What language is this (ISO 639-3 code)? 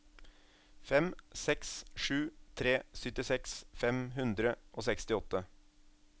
nor